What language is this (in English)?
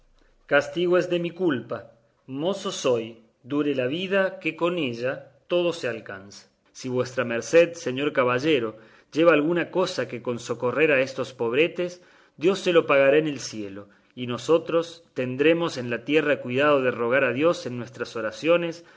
Spanish